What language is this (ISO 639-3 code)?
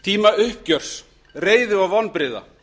isl